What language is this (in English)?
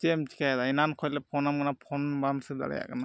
Santali